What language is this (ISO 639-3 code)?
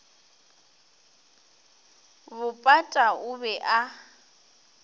nso